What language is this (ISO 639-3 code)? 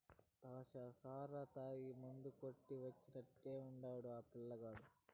tel